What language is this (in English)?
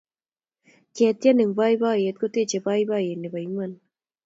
Kalenjin